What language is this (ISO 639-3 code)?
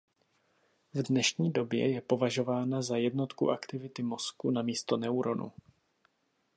ces